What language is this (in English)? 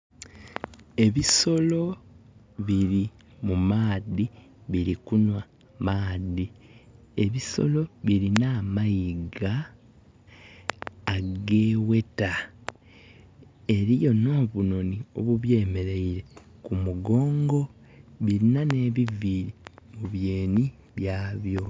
Soga